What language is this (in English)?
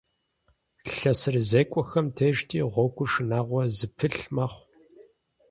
Kabardian